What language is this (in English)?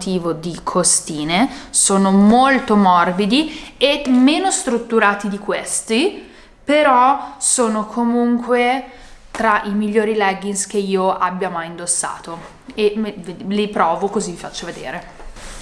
Italian